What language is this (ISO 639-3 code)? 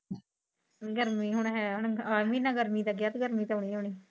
pan